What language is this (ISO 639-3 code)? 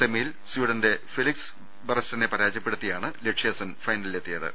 mal